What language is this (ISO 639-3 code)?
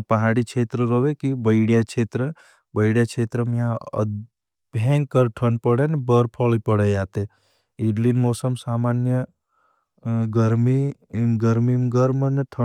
bhb